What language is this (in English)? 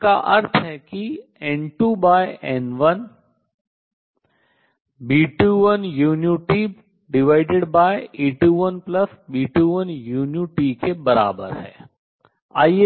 Hindi